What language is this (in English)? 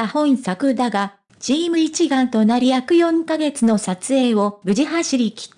Japanese